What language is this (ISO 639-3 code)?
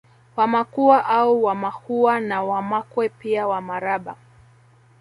swa